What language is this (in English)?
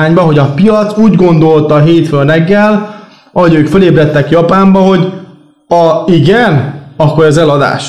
Hungarian